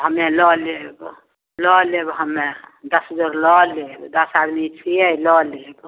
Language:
Maithili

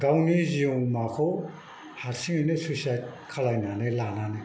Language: Bodo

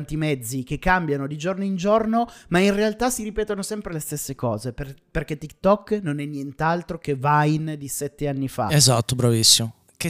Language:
Italian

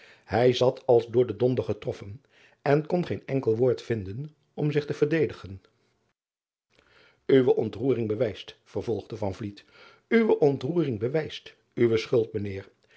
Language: Dutch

